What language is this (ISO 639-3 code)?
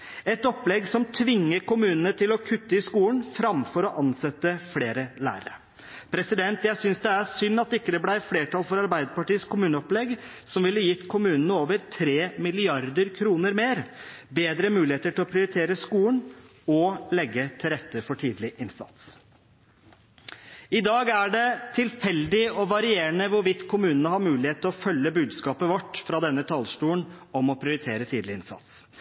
nob